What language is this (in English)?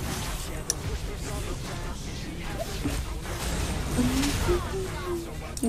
Indonesian